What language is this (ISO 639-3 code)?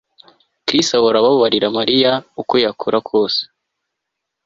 kin